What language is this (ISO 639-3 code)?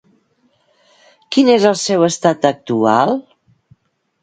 cat